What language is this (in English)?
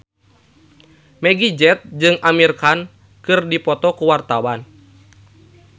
Sundanese